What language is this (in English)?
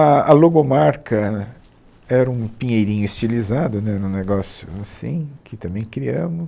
Portuguese